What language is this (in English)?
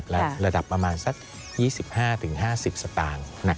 Thai